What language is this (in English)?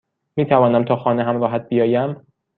Persian